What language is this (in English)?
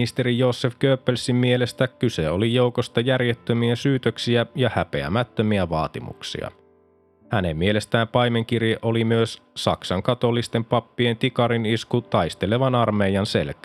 Finnish